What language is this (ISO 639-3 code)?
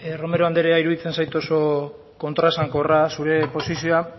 eus